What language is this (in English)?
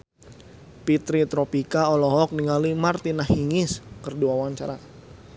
Sundanese